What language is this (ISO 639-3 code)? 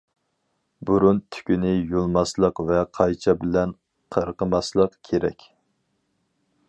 uig